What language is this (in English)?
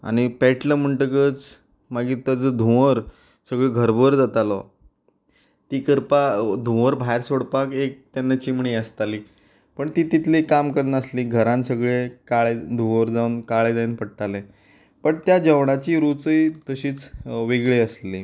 Konkani